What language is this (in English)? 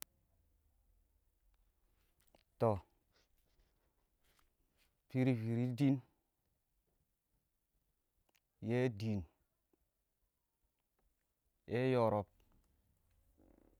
Awak